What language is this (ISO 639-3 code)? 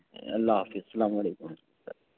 urd